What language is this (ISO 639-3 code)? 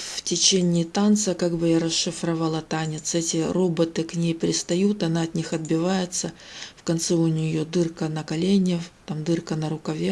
rus